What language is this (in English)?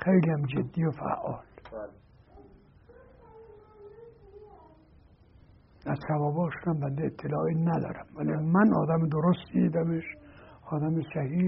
Persian